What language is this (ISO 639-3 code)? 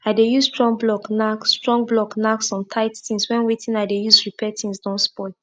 pcm